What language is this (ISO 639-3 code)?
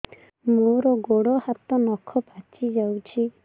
ori